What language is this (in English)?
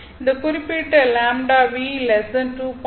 Tamil